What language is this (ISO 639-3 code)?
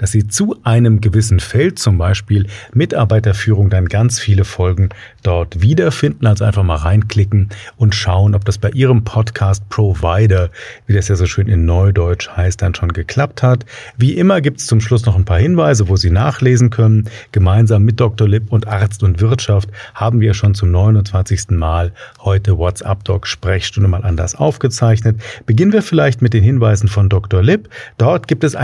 deu